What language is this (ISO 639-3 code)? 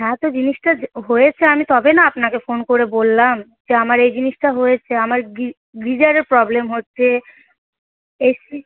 ben